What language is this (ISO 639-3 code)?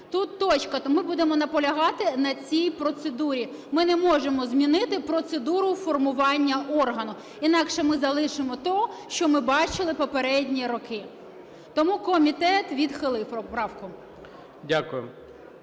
ukr